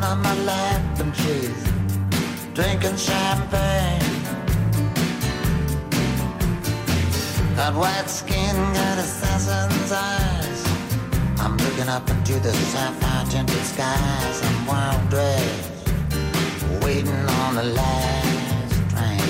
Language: Danish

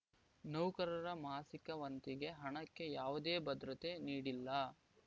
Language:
Kannada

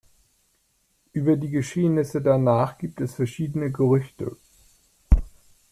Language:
German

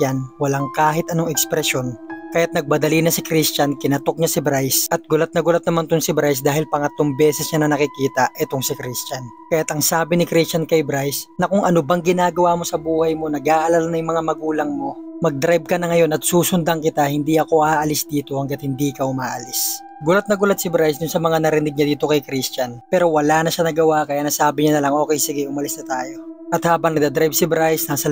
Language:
Filipino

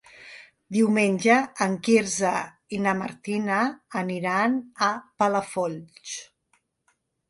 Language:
Catalan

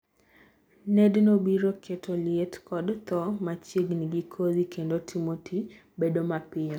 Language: Luo (Kenya and Tanzania)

